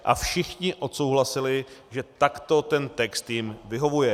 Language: Czech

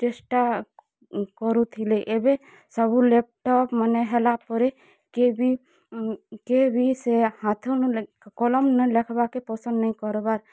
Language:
Odia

